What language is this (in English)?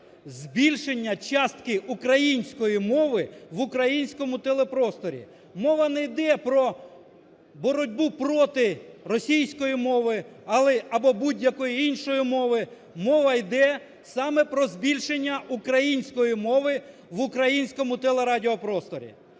Ukrainian